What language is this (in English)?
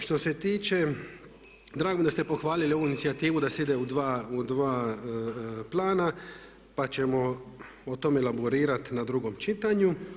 Croatian